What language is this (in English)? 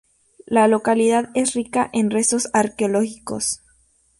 Spanish